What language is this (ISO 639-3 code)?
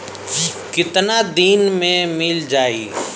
bho